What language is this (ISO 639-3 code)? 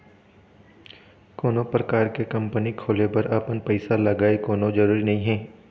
hne